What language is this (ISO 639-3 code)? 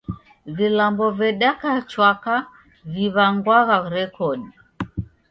dav